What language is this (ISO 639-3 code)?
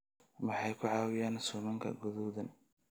som